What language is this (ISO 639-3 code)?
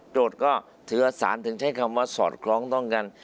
tha